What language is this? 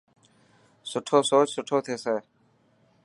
Dhatki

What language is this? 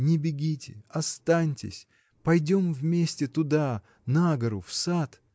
Russian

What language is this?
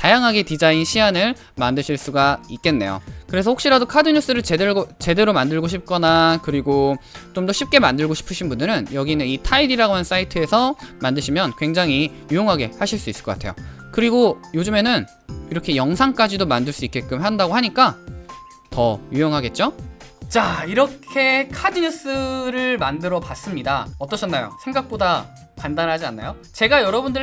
Korean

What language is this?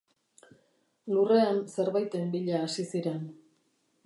Basque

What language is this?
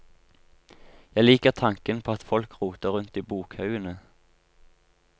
Norwegian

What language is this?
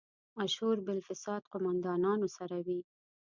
Pashto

